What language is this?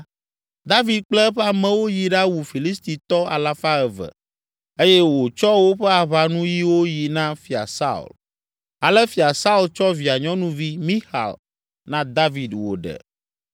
Ewe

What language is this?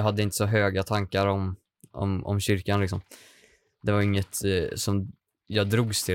Swedish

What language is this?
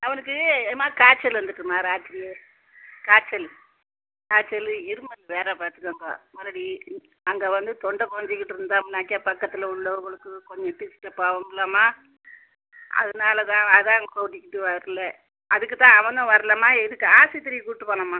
Tamil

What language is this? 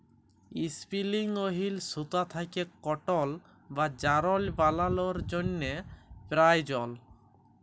Bangla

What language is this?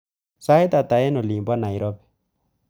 Kalenjin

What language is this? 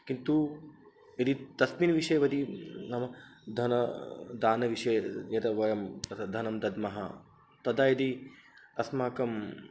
Sanskrit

